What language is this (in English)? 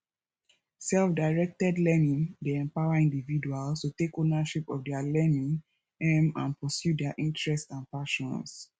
Nigerian Pidgin